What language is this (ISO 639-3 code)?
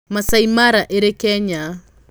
kik